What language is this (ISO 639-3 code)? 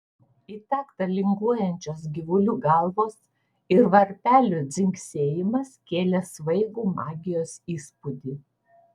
lit